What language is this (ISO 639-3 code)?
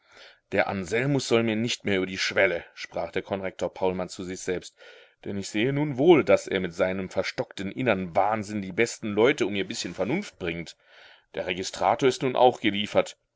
deu